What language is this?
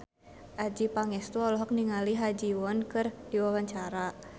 Sundanese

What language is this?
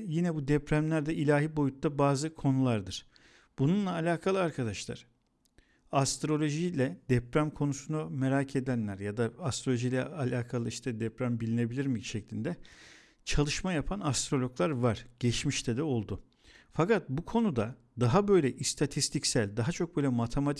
Turkish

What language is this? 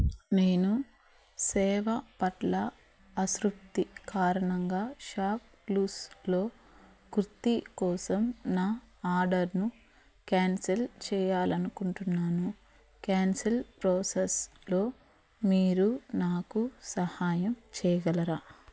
Telugu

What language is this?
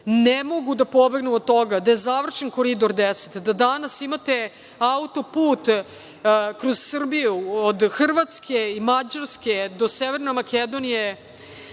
Serbian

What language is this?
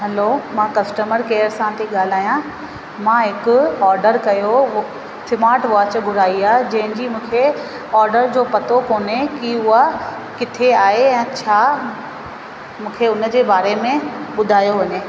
Sindhi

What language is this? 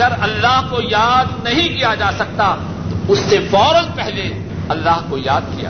Urdu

